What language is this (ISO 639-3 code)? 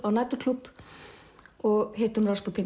isl